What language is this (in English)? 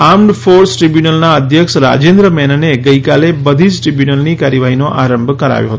Gujarati